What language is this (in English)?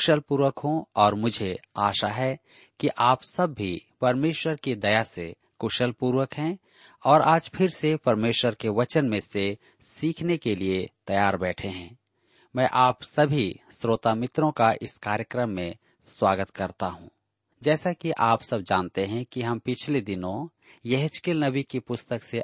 Hindi